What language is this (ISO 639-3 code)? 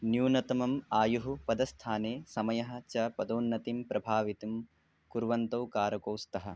san